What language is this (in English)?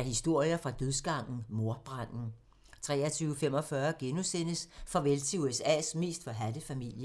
Danish